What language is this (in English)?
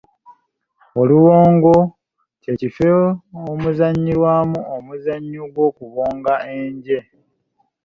Ganda